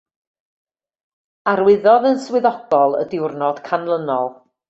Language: Welsh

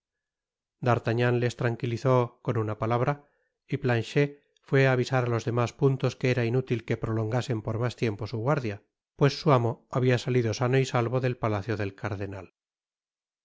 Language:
Spanish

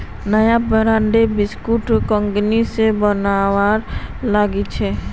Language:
Magahi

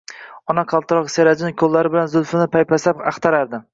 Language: Uzbek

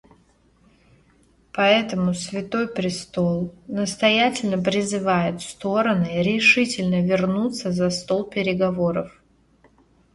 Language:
Russian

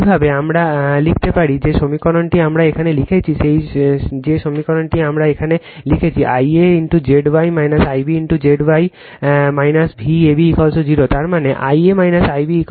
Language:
Bangla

